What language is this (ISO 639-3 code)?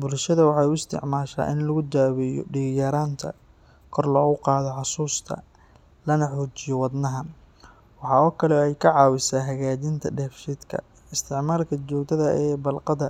som